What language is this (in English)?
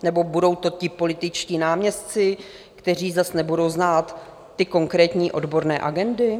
Czech